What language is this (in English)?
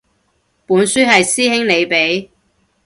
Cantonese